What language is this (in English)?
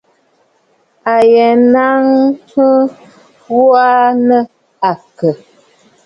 Bafut